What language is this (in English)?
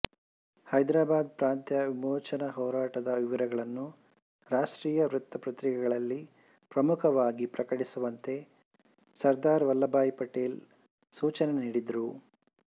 Kannada